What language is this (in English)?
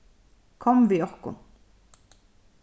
Faroese